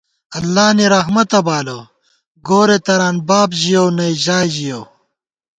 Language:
Gawar-Bati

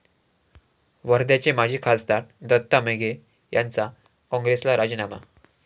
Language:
Marathi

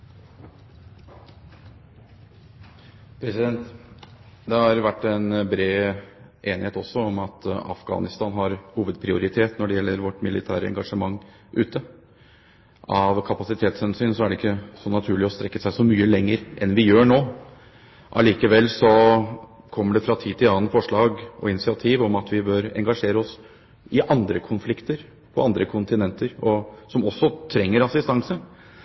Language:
Norwegian Bokmål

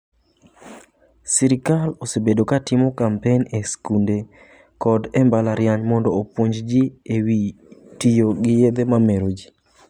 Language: Luo (Kenya and Tanzania)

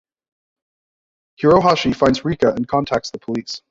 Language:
English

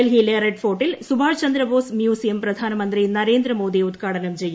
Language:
Malayalam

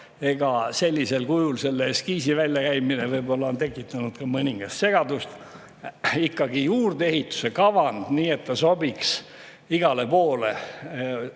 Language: Estonian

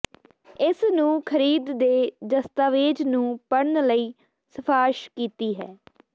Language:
Punjabi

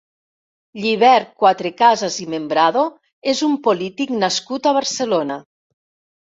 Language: Catalan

